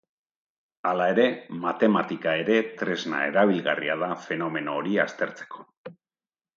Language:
Basque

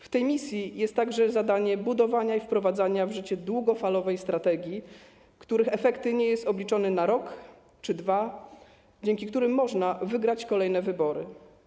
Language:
Polish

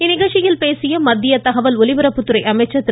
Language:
Tamil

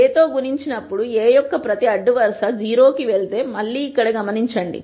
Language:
Telugu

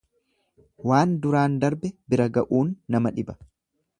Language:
Oromo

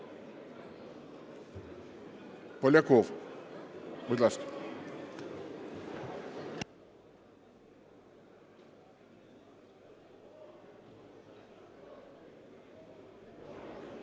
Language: Ukrainian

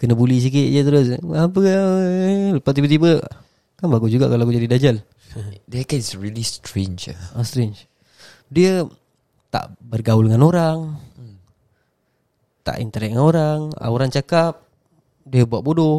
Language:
Malay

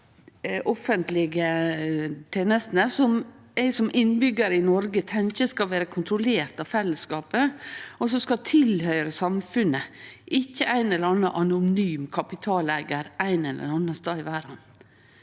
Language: Norwegian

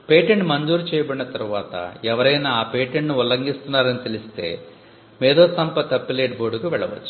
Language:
Telugu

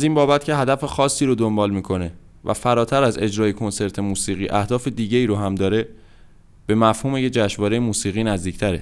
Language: Persian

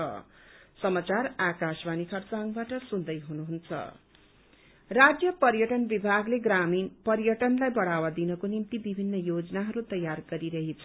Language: Nepali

